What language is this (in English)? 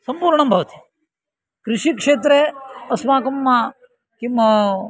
Sanskrit